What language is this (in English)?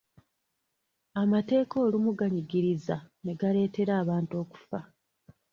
Ganda